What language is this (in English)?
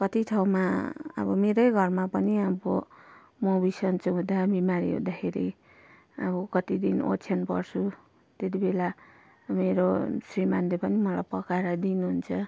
Nepali